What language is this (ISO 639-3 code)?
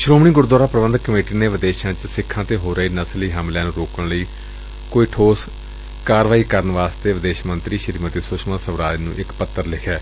pan